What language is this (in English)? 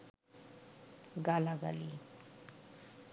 Bangla